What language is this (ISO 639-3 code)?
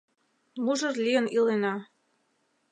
chm